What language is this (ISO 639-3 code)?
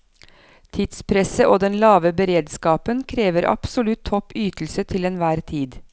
nor